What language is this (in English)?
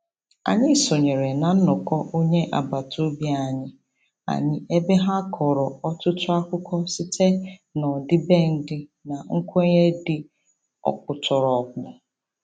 Igbo